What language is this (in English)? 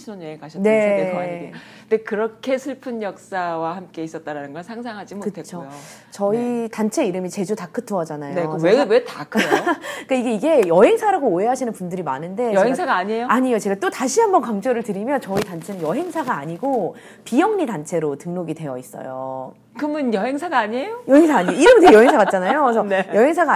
Korean